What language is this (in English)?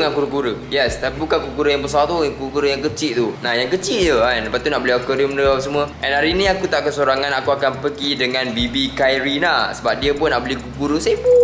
Malay